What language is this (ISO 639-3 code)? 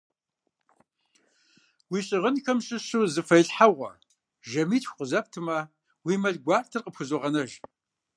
kbd